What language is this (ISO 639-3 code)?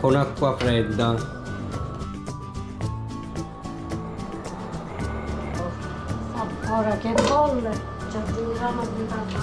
ita